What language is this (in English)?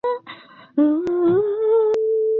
Chinese